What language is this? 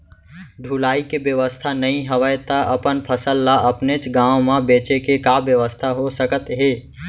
Chhattisgarhi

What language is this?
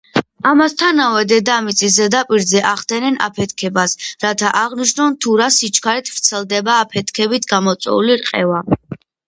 Georgian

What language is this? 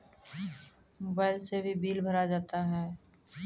Maithili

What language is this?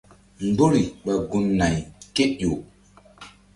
Mbum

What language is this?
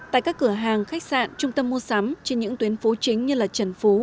Vietnamese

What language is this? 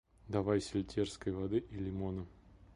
Russian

